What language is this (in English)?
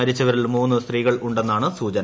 Malayalam